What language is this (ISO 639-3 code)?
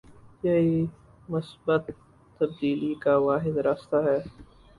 urd